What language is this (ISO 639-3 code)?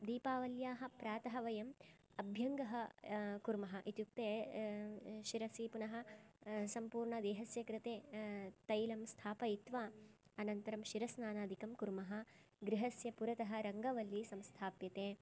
san